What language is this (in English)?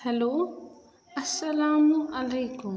Kashmiri